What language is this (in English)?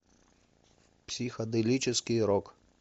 Russian